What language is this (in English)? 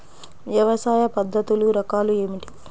Telugu